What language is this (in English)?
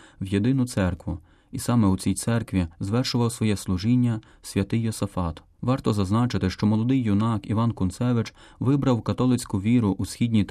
Ukrainian